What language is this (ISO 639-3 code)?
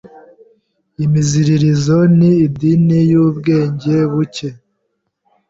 kin